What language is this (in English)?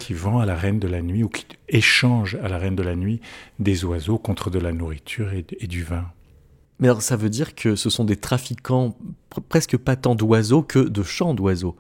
French